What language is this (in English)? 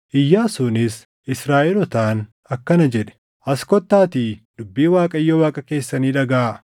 Oromo